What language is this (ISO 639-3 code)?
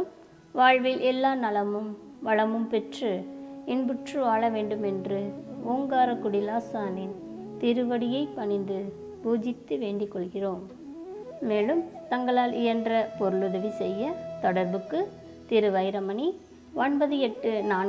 tur